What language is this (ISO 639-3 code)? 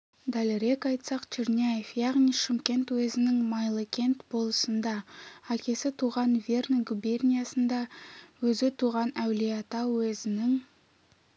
kaz